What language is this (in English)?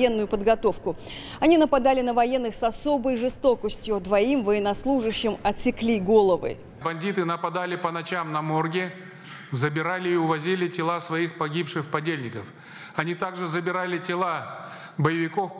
Russian